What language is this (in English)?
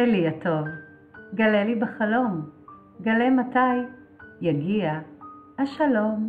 Hebrew